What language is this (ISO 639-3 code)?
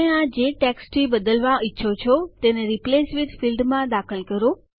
guj